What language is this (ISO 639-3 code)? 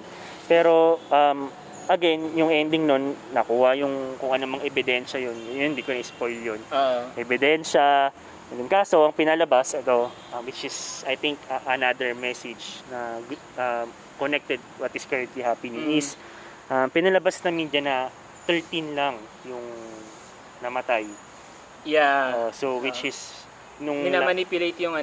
fil